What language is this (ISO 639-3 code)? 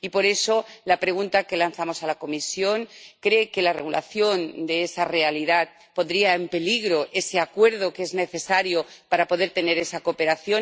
spa